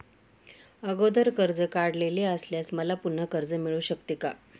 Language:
Marathi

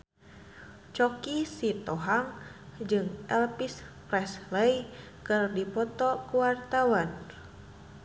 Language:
Sundanese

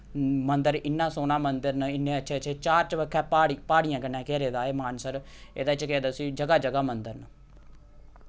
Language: Dogri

